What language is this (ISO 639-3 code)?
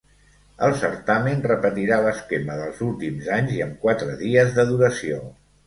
cat